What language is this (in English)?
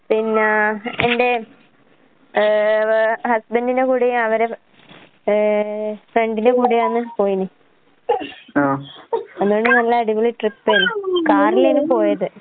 Malayalam